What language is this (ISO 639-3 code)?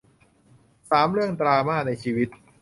tha